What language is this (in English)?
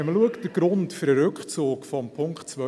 Swiss German